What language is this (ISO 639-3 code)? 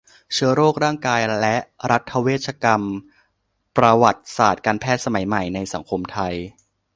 tha